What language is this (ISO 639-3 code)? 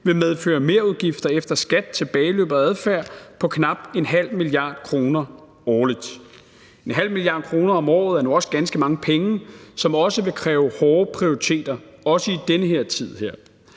dan